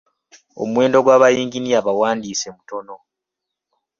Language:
Ganda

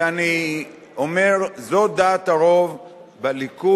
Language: Hebrew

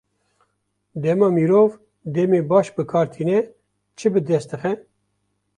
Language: Kurdish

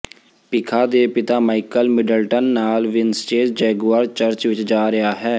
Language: Punjabi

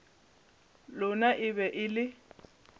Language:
Northern Sotho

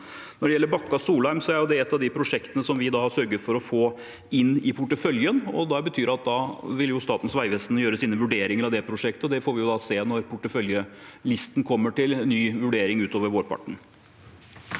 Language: Norwegian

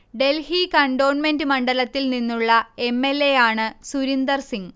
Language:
Malayalam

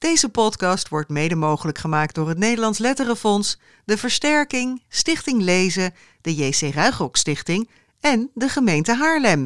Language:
Dutch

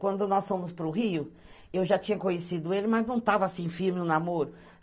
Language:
Portuguese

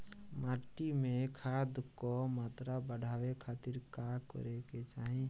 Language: Bhojpuri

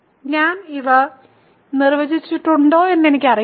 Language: Malayalam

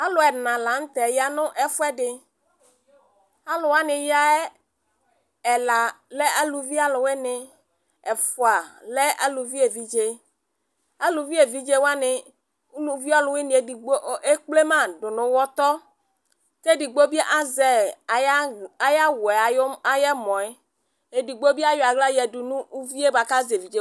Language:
Ikposo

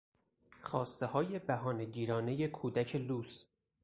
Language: Persian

